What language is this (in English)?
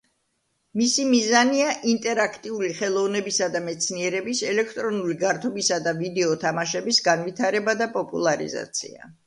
Georgian